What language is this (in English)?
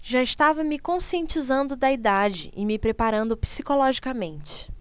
Portuguese